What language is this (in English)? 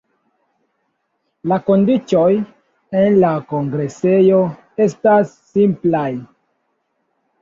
Esperanto